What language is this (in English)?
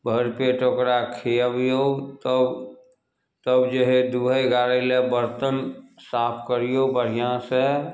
Maithili